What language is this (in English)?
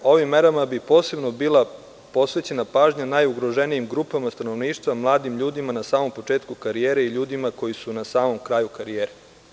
Serbian